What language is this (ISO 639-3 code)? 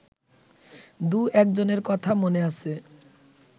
ben